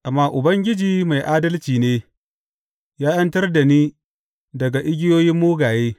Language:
Hausa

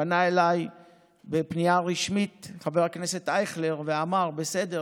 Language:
Hebrew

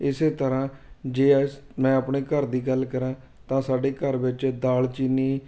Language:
Punjabi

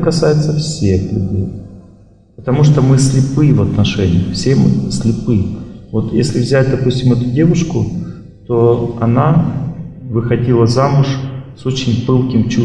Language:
Russian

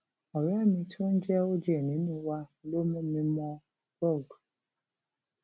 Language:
Yoruba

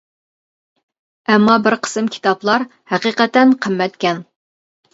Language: Uyghur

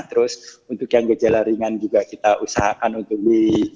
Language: Indonesian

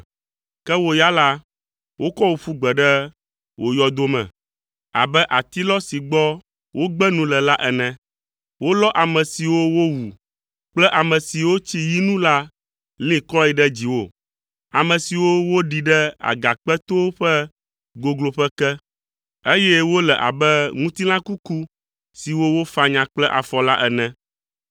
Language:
Ewe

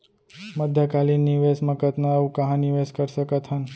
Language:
Chhattisgarhi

